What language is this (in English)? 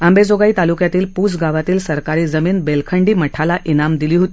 Marathi